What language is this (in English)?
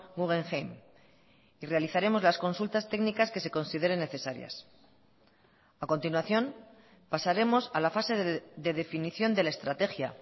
Spanish